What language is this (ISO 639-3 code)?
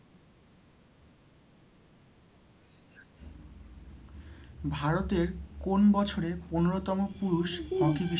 ben